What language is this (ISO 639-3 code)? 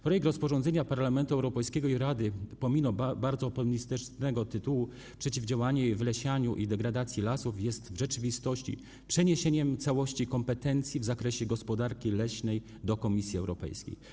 pol